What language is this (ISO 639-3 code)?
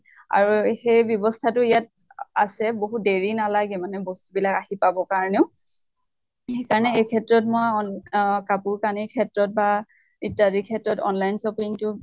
asm